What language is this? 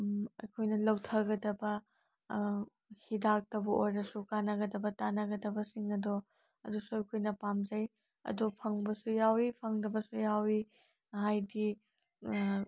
Manipuri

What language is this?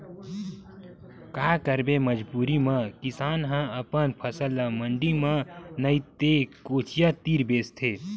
Chhattisgarhi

